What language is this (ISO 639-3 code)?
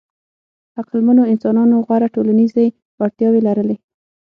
pus